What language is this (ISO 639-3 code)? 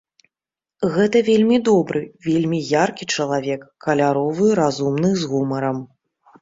bel